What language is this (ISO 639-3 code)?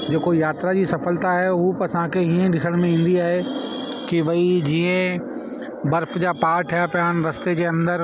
snd